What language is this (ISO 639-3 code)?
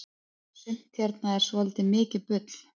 isl